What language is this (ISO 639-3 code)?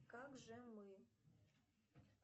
rus